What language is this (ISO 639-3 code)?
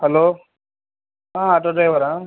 tel